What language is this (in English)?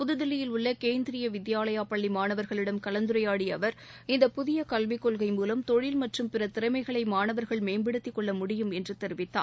Tamil